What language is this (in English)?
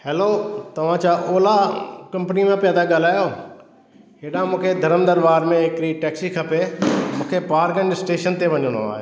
Sindhi